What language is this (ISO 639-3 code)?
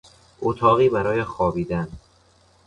fas